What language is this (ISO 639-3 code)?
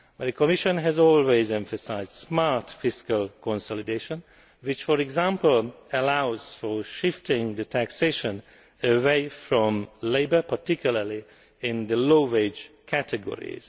eng